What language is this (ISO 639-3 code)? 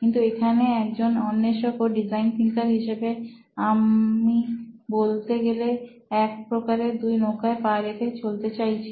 ben